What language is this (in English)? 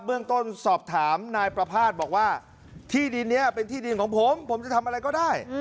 Thai